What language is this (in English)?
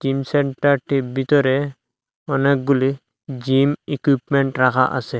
Bangla